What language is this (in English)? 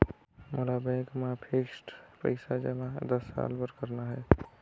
Chhattisgarhi